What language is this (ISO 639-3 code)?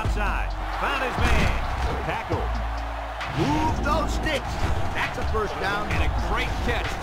eng